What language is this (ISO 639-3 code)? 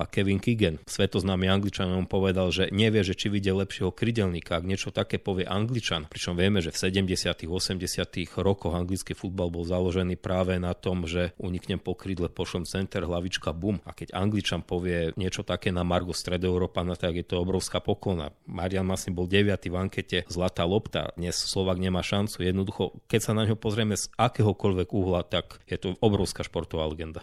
slk